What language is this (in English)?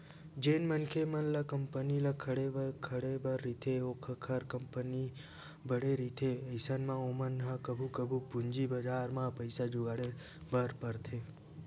Chhattisgarhi